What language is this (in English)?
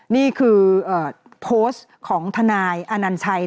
Thai